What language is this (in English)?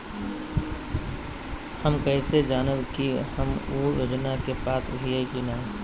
Magahi